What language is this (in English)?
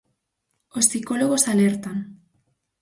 Galician